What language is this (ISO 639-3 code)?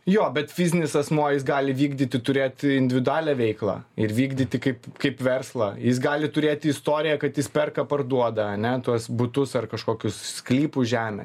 lit